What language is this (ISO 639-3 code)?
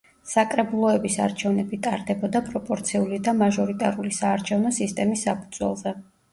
kat